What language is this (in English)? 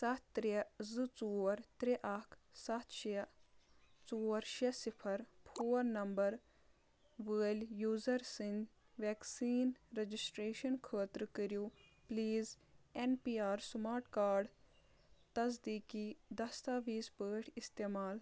Kashmiri